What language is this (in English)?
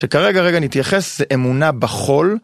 Hebrew